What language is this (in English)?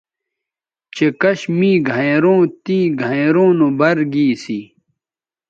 Bateri